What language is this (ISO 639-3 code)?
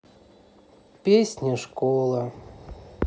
rus